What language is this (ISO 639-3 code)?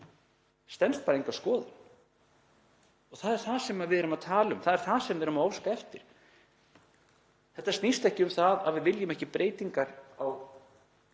isl